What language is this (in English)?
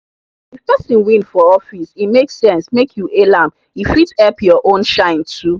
Nigerian Pidgin